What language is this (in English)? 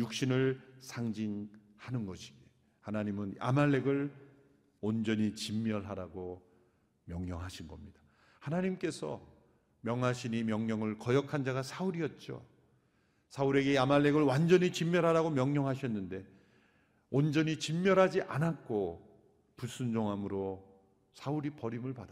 Korean